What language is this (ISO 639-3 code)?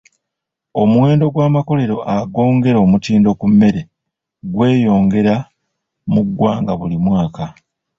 lug